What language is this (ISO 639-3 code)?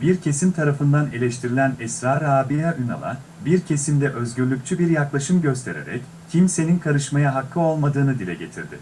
tur